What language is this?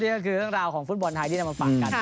Thai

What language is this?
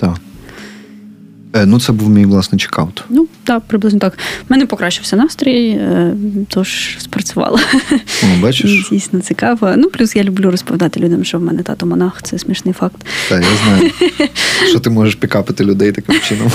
Ukrainian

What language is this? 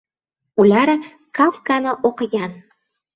Uzbek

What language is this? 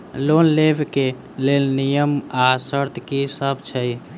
Maithili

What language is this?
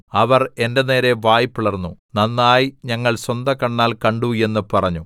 Malayalam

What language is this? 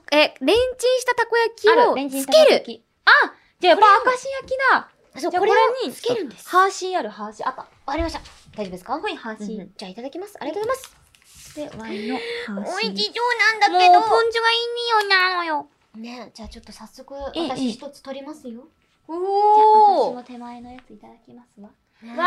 Japanese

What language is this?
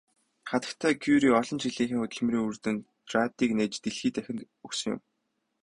Mongolian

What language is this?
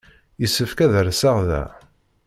Kabyle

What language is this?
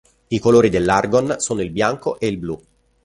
Italian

